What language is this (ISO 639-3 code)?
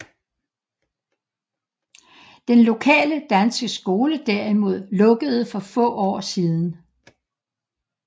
dan